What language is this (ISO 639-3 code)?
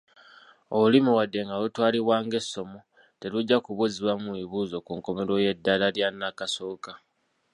lug